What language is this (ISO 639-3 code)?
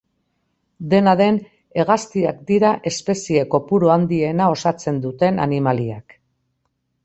eus